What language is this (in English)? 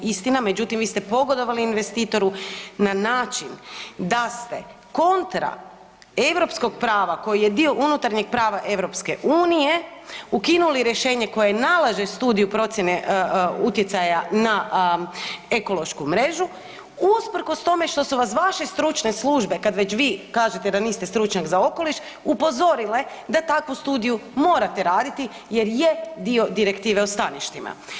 Croatian